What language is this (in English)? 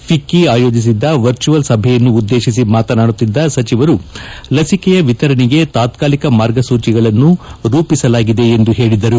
Kannada